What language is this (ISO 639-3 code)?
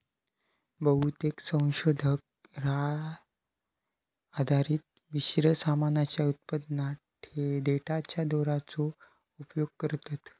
mar